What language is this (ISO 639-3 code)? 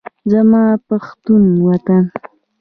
pus